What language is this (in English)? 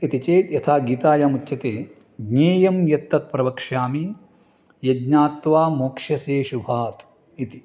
Sanskrit